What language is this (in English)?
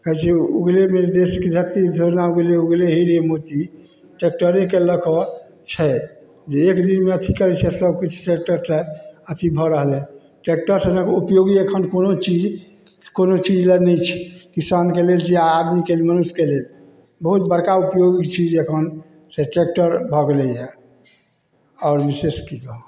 Maithili